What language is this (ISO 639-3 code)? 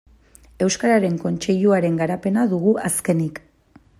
eus